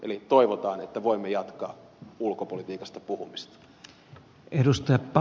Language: Finnish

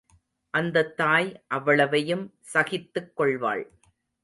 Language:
Tamil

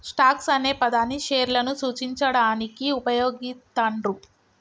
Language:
Telugu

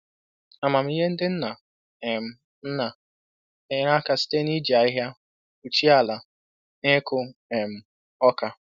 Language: Igbo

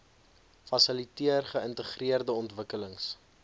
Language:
Afrikaans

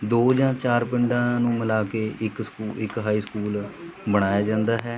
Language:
Punjabi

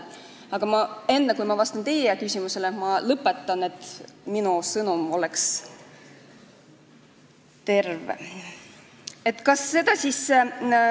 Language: Estonian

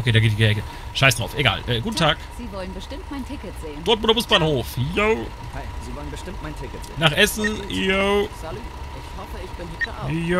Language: German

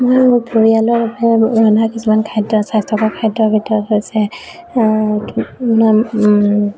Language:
Assamese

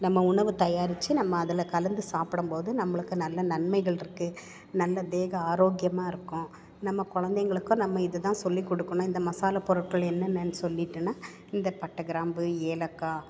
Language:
Tamil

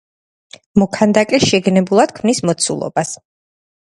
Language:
Georgian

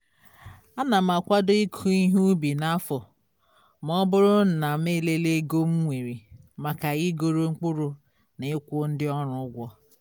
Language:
Igbo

